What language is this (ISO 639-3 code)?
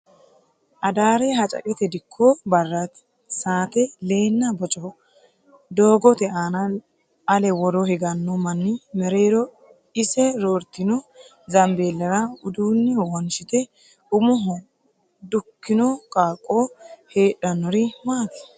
sid